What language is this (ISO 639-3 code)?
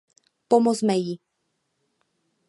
ces